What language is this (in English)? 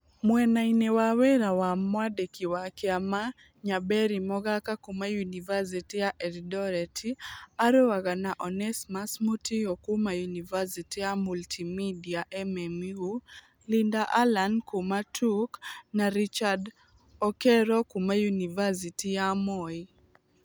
Kikuyu